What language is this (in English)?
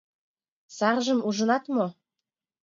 Mari